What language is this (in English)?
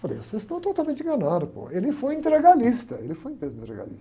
Portuguese